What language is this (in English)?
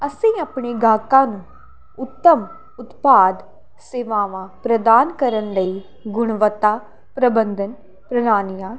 Punjabi